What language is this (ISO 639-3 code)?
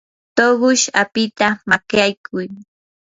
qur